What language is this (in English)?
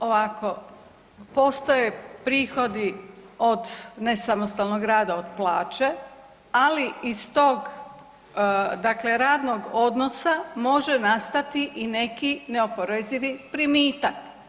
Croatian